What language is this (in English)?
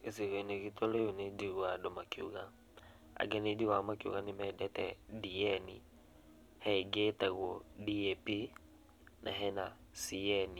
Kikuyu